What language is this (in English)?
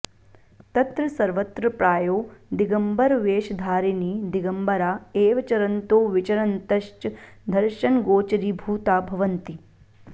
Sanskrit